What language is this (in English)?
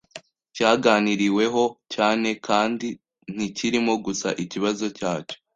Kinyarwanda